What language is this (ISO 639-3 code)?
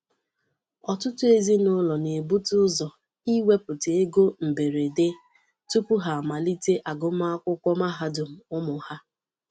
ibo